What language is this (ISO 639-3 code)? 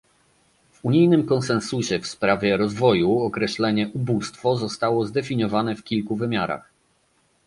pol